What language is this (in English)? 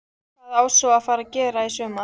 Icelandic